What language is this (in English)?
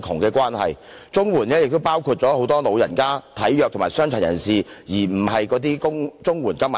Cantonese